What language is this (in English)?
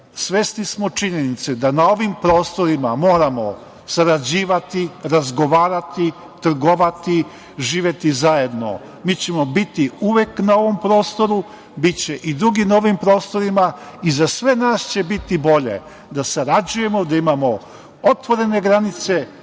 Serbian